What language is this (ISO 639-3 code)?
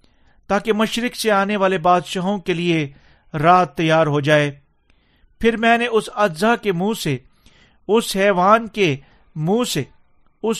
urd